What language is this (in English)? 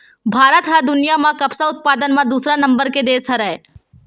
Chhattisgarhi